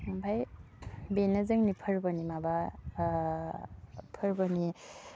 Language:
Bodo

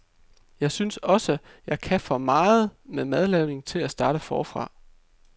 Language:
Danish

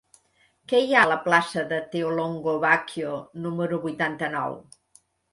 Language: Catalan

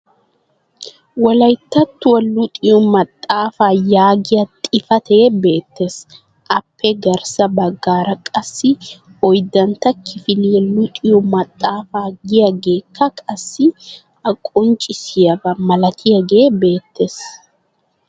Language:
Wolaytta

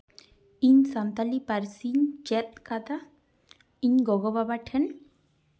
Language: Santali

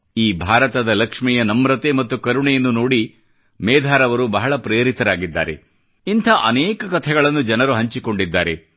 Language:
Kannada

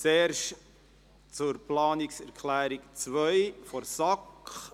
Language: Swiss German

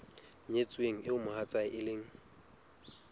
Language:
Southern Sotho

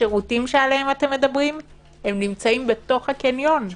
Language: Hebrew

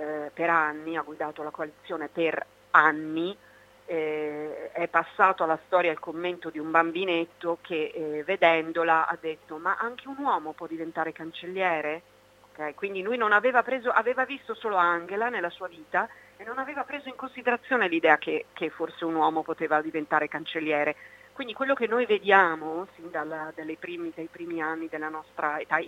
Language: Italian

